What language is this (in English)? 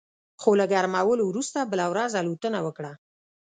Pashto